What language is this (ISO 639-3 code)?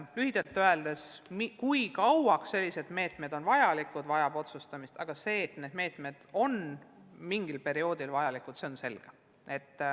est